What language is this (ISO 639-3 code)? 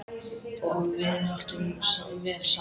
isl